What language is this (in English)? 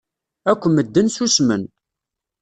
Kabyle